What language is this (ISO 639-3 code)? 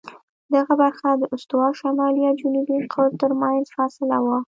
pus